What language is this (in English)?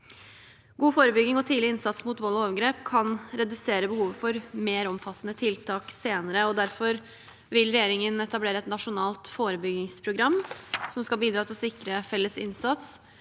Norwegian